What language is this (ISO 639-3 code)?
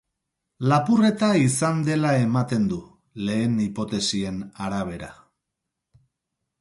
eus